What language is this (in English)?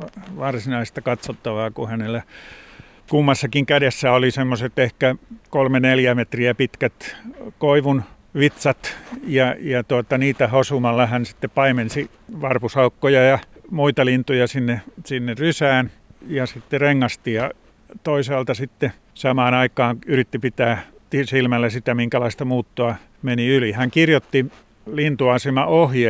Finnish